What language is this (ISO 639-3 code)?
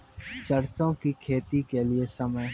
mai